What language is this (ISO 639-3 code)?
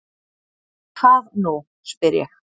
isl